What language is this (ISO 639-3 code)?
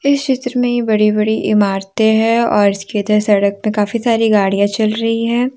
hin